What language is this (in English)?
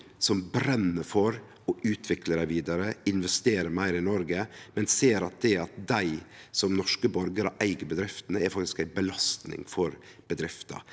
Norwegian